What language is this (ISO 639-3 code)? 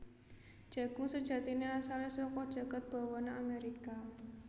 jav